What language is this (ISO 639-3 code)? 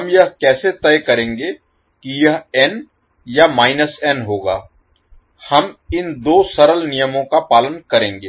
hin